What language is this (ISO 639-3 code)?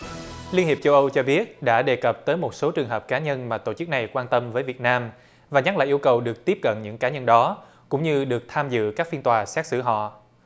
vie